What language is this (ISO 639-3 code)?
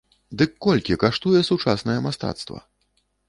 bel